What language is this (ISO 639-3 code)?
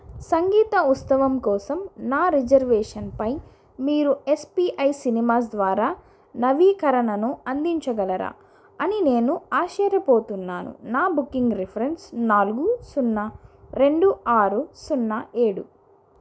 tel